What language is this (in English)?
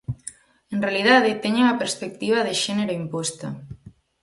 Galician